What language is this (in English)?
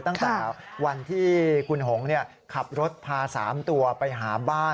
Thai